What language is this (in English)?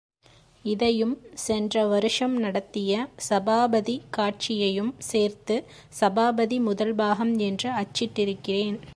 Tamil